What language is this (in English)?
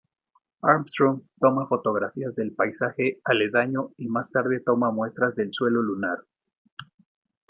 Spanish